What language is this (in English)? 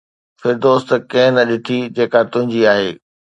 Sindhi